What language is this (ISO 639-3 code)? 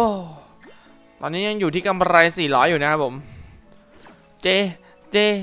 tha